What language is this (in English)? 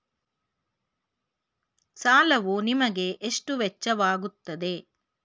Kannada